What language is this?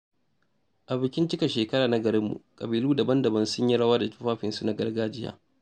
Hausa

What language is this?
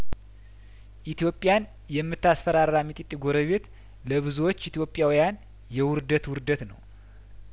Amharic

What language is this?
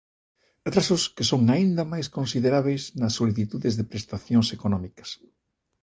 Galician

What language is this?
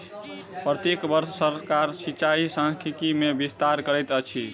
Maithili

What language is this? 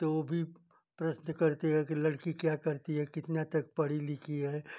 Hindi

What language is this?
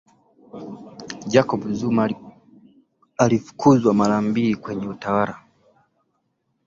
Swahili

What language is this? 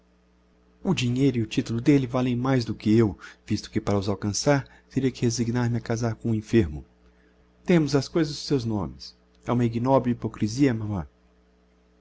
Portuguese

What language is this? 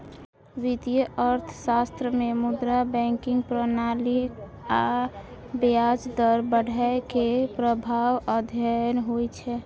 Maithili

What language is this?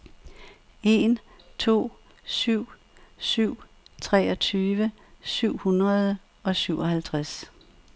Danish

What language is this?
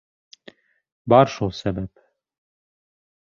Bashkir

